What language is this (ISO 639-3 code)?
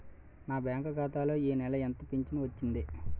tel